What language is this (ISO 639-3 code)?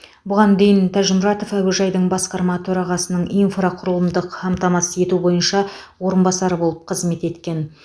kaz